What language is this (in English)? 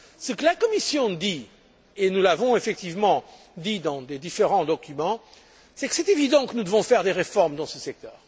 French